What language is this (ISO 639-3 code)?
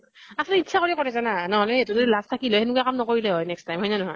asm